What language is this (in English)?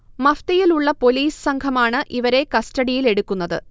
Malayalam